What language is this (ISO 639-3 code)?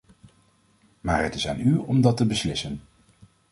nld